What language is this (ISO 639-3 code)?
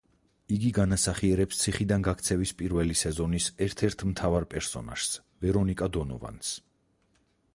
kat